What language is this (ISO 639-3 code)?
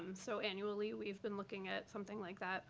eng